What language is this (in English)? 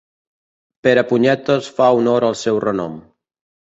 Catalan